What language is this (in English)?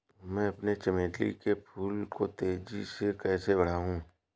Hindi